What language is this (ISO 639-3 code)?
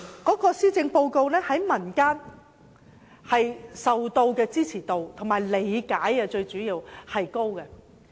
yue